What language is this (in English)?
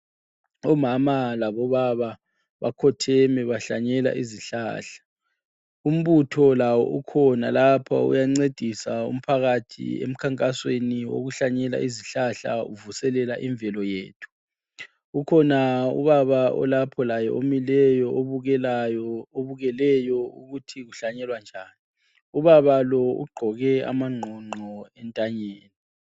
North Ndebele